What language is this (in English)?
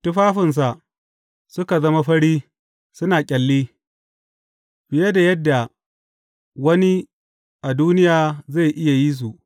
Hausa